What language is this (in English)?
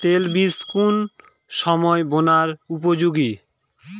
Bangla